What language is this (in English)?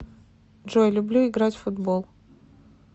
Russian